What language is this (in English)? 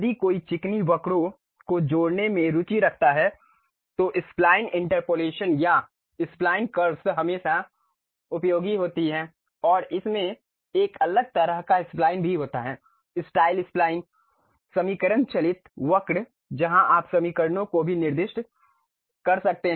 Hindi